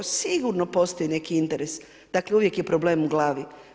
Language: Croatian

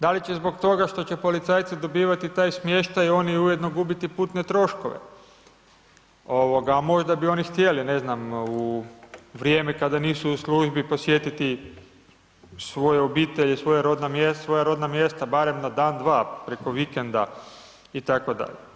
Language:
Croatian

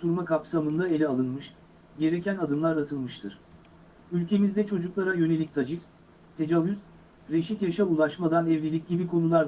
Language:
Turkish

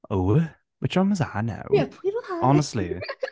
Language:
Welsh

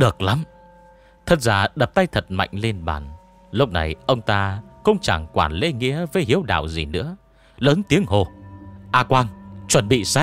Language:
Vietnamese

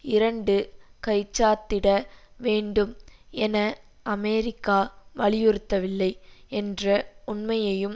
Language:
Tamil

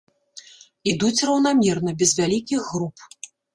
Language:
Belarusian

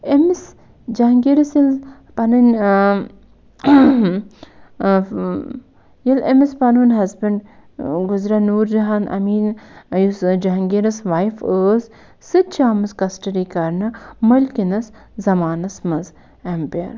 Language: Kashmiri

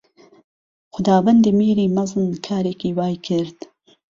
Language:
Central Kurdish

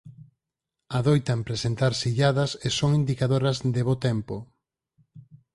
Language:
Galician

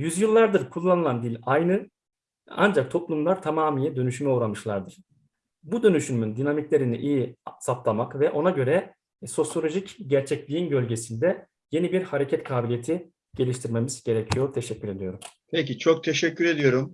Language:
Turkish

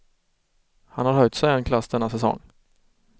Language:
Swedish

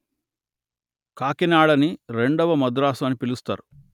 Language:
Telugu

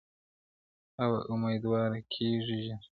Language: Pashto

